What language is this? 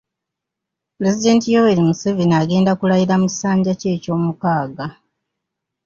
Ganda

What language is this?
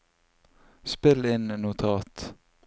Norwegian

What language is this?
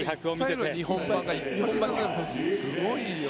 Japanese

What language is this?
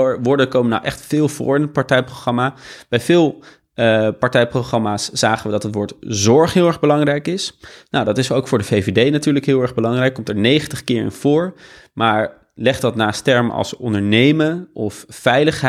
Dutch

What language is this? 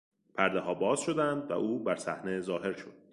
Persian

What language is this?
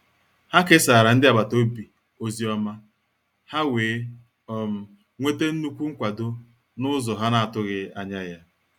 Igbo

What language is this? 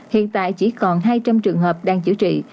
Vietnamese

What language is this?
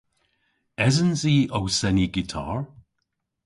Cornish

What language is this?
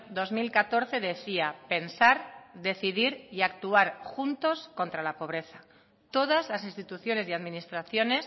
Spanish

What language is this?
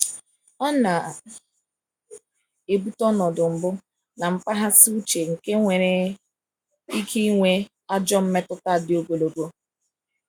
Igbo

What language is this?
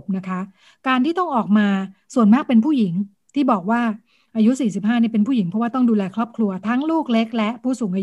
Thai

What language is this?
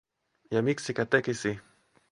Finnish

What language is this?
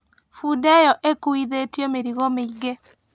Kikuyu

